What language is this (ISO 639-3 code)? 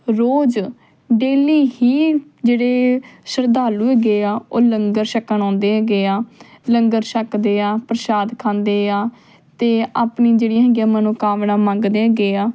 pan